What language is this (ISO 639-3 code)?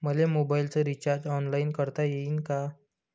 mar